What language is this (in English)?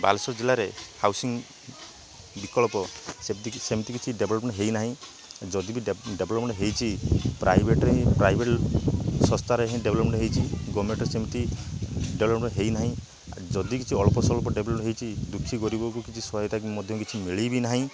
Odia